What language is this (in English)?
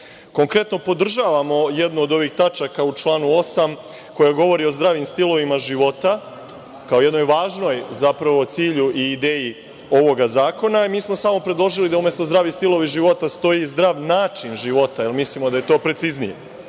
Serbian